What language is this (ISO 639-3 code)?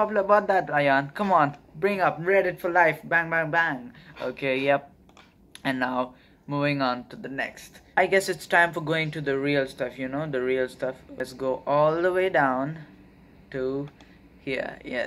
eng